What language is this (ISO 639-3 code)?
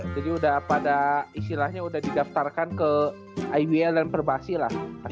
ind